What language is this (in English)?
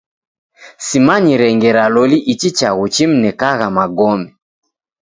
Taita